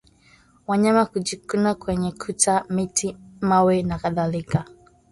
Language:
Swahili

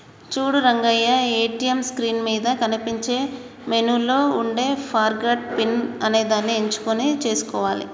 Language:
Telugu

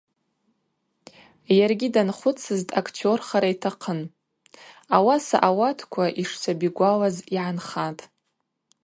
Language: Abaza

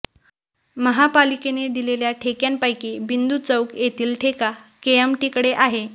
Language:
Marathi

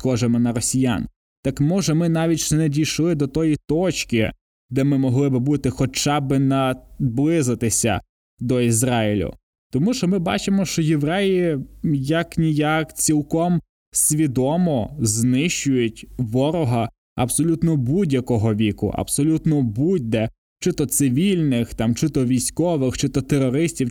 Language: Ukrainian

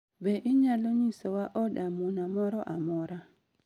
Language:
Luo (Kenya and Tanzania)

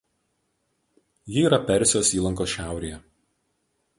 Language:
Lithuanian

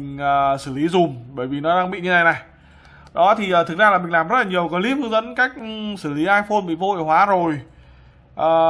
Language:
Vietnamese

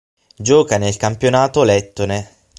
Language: Italian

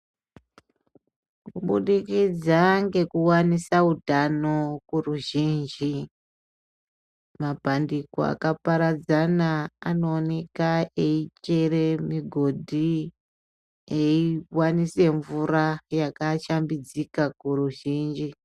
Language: Ndau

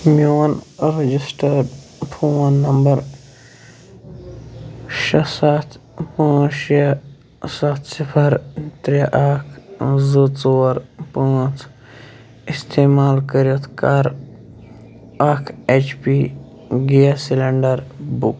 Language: Kashmiri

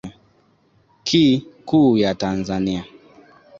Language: Swahili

